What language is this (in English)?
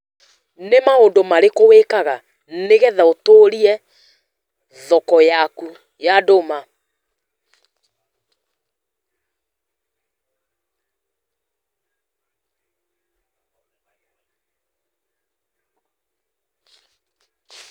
Kikuyu